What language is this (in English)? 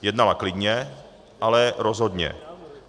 Czech